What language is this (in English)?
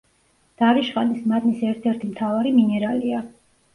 Georgian